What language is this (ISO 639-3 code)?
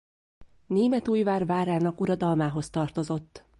hun